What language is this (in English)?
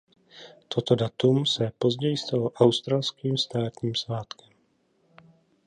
Czech